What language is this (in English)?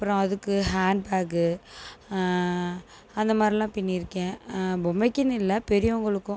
Tamil